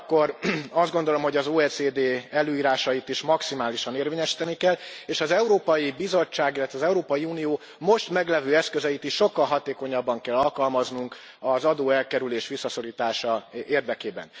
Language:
Hungarian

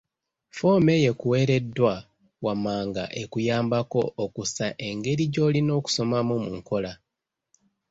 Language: Ganda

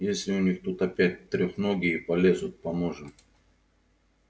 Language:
Russian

